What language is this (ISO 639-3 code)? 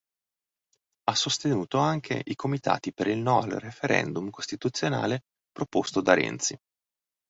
ita